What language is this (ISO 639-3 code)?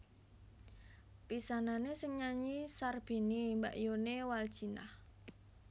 jav